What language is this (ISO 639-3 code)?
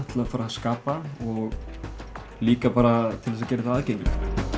isl